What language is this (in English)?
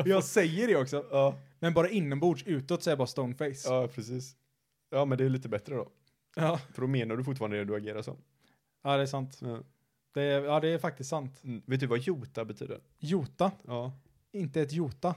Swedish